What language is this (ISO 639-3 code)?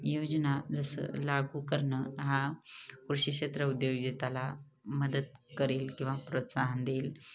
mar